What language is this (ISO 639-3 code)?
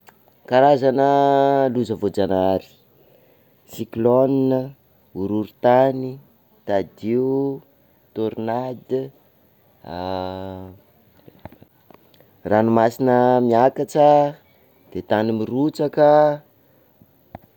skg